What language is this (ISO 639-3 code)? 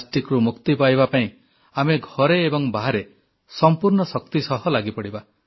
ori